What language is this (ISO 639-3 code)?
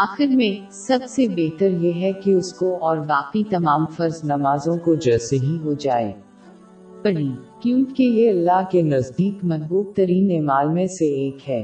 urd